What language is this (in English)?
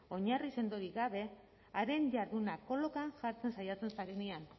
Basque